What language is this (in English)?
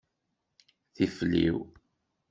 Kabyle